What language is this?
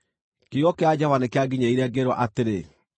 Kikuyu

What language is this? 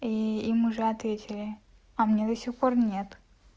Russian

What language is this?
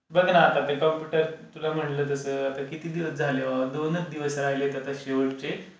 Marathi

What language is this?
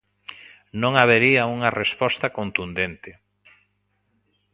Galician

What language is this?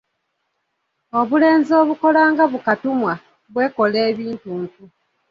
Ganda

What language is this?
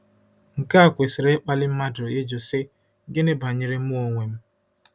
Igbo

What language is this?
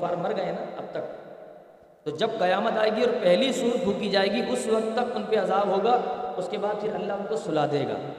Urdu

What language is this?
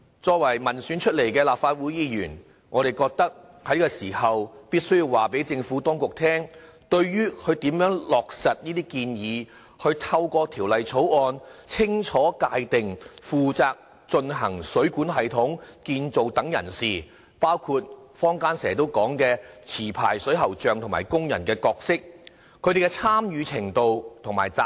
Cantonese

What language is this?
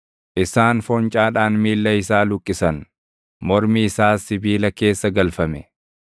Oromo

